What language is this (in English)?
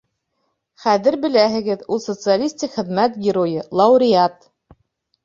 Bashkir